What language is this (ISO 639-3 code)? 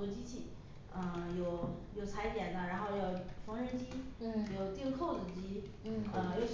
zho